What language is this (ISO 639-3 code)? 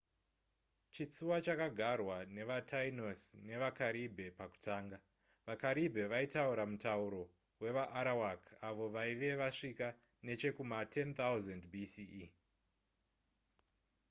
sna